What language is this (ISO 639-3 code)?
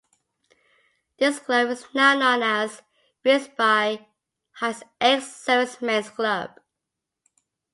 eng